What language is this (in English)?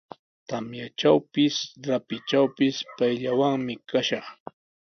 Sihuas Ancash Quechua